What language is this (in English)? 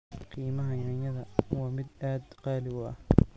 Somali